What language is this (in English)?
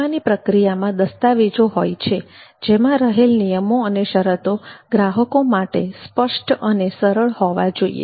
Gujarati